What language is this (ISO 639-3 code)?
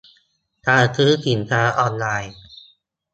tha